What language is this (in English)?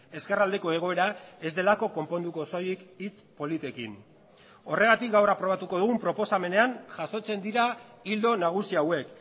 Basque